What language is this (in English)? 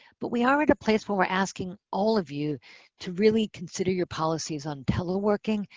English